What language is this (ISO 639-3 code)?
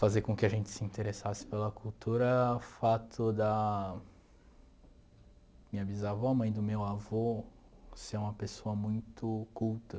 por